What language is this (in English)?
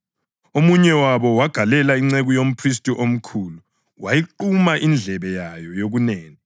North Ndebele